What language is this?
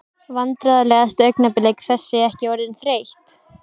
Icelandic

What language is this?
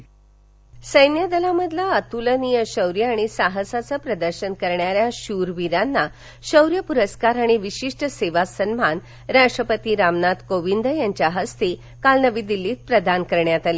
Marathi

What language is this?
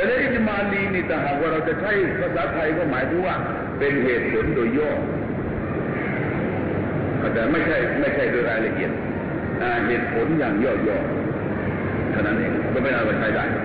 Thai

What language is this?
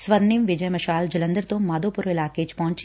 Punjabi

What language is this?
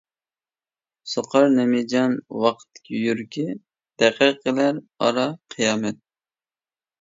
Uyghur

